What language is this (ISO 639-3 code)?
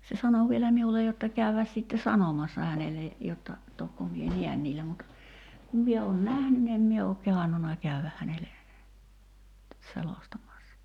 fin